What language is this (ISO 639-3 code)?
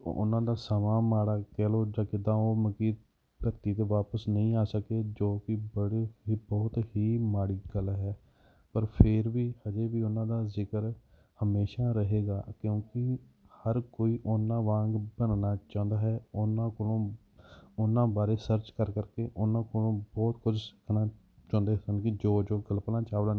pan